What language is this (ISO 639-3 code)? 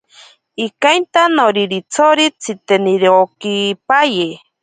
prq